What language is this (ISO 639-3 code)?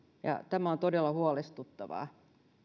fin